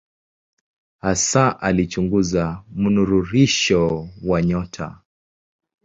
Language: Swahili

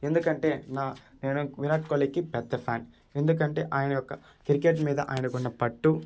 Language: Telugu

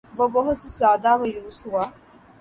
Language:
Urdu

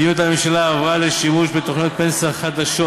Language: Hebrew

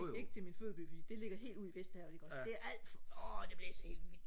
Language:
Danish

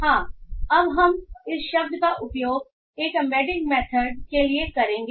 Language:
Hindi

